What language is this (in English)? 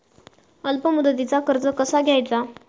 Marathi